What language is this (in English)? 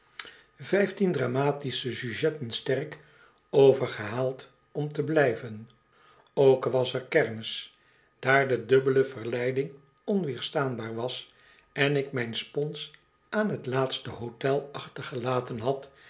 Dutch